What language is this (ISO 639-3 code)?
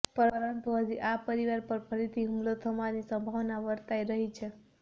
guj